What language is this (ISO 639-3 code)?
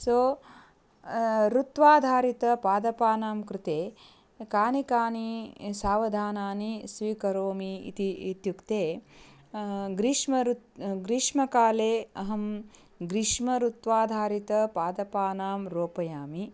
san